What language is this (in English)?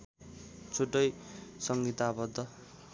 Nepali